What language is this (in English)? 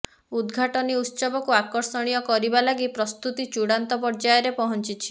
Odia